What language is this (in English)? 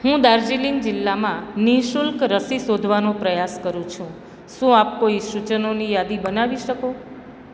Gujarati